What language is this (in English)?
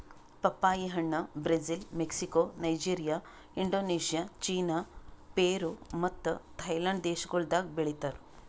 Kannada